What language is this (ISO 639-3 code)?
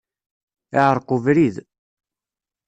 kab